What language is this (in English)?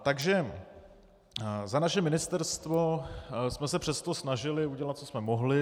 Czech